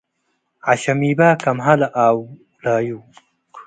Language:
Tigre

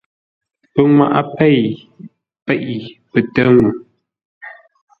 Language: Ngombale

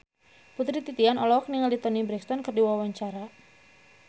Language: Sundanese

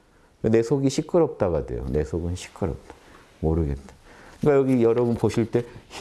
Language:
Korean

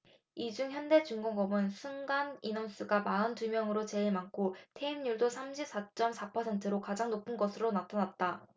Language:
Korean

